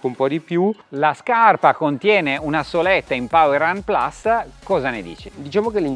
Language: Italian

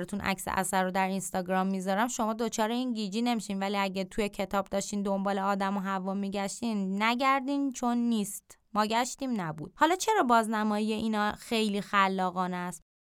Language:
Persian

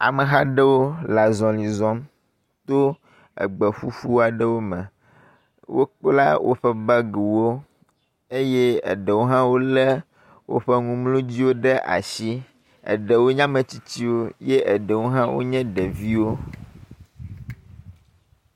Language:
Ewe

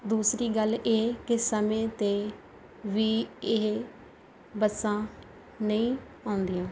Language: Punjabi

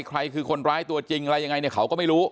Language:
Thai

